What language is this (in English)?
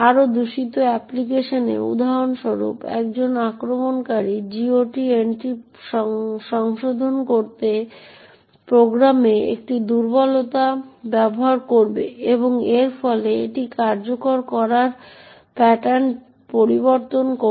Bangla